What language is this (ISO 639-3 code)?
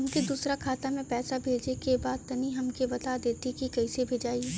bho